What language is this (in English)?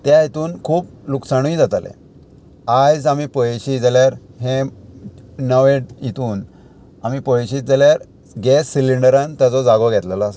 Konkani